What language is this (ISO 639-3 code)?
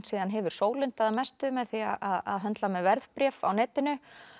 isl